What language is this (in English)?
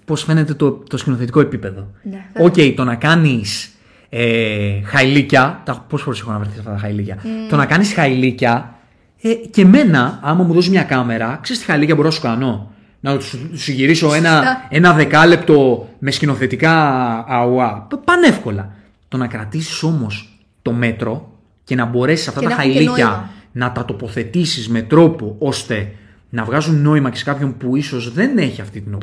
Greek